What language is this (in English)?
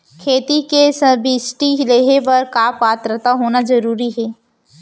Chhattisgarhi